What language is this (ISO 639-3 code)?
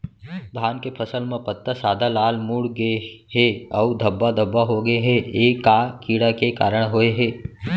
hne